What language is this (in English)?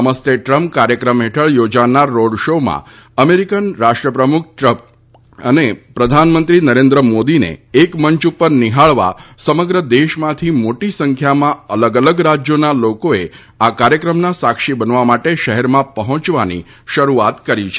Gujarati